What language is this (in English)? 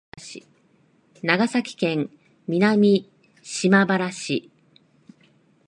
Japanese